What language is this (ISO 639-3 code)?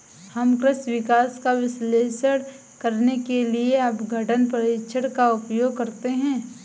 hin